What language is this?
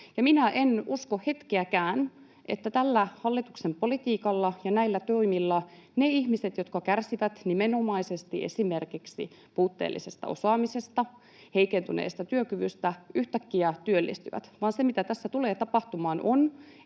Finnish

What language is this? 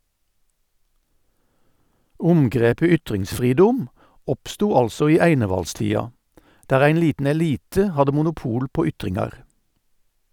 Norwegian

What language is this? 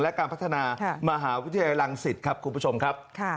Thai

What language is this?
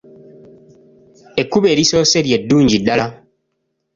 Ganda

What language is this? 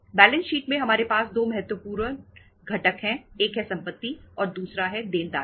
Hindi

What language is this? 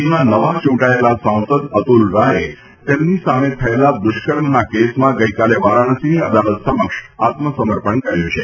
Gujarati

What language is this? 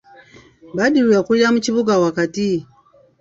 Ganda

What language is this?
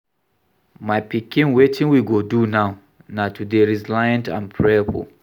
Nigerian Pidgin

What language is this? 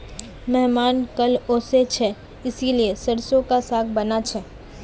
Magahi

